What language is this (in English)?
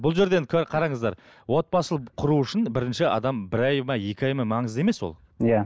Kazakh